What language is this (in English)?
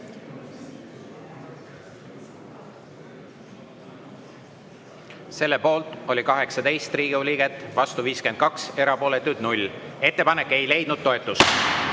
Estonian